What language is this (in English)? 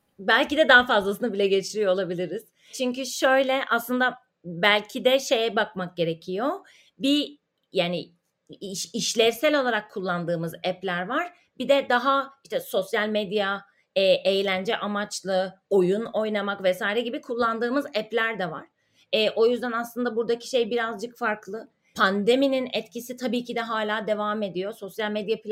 Turkish